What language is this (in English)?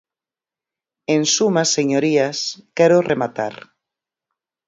Galician